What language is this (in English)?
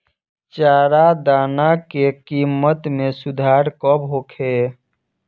Bhojpuri